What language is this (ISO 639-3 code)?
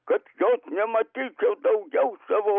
lit